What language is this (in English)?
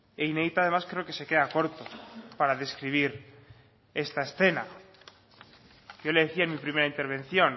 Spanish